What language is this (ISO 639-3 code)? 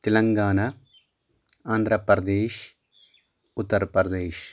kas